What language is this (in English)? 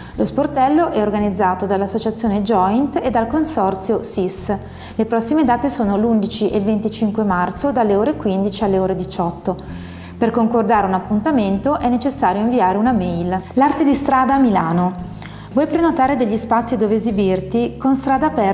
Italian